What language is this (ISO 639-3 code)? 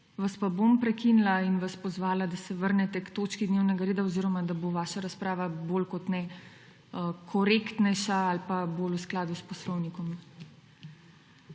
slv